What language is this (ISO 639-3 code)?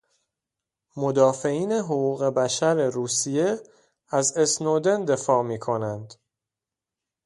fas